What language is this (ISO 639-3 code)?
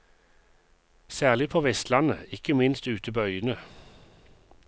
nor